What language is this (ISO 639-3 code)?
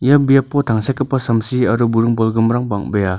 grt